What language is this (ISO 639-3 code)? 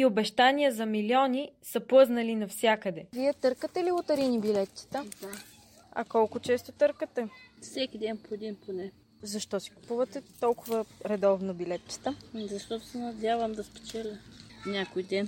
bul